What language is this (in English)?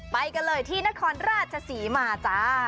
Thai